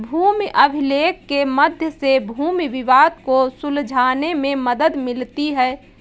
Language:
Hindi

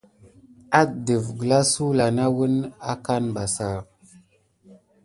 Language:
Gidar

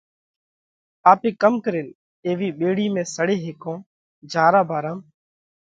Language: Parkari Koli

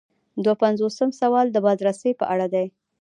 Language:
Pashto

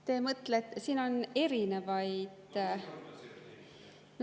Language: Estonian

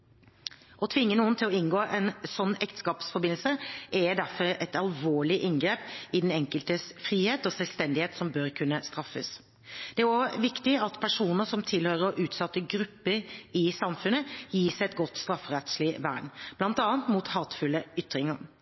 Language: Norwegian Bokmål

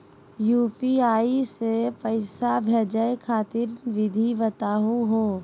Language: Magahi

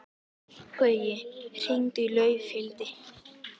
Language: Icelandic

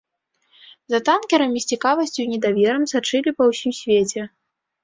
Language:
Belarusian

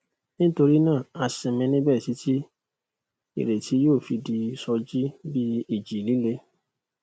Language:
Yoruba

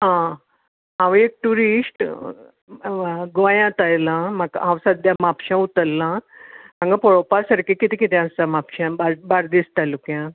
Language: Konkani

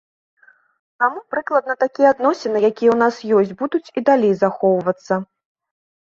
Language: Belarusian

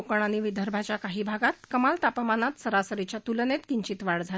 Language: Marathi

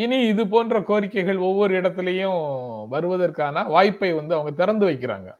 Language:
Tamil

